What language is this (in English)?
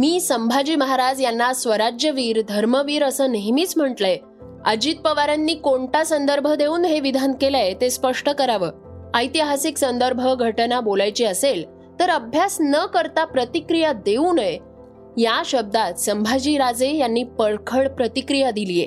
Marathi